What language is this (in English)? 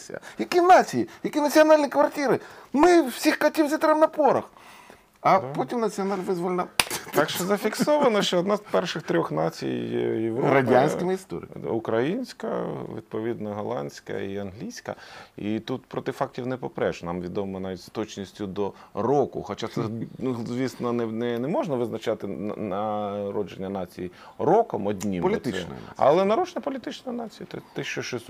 Ukrainian